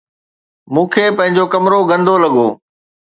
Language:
Sindhi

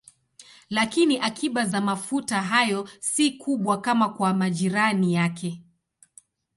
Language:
Swahili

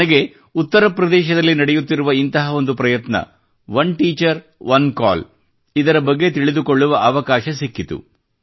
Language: Kannada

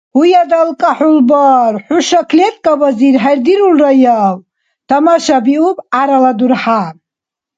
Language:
Dargwa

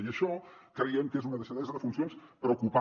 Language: Catalan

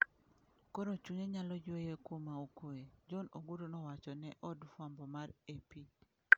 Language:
Luo (Kenya and Tanzania)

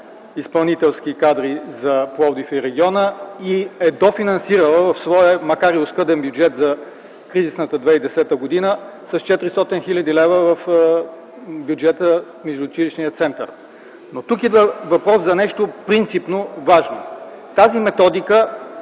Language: Bulgarian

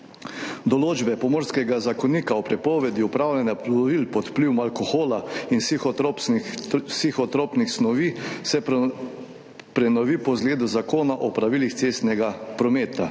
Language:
Slovenian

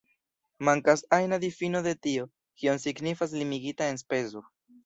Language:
Esperanto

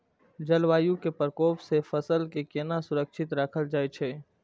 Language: Maithili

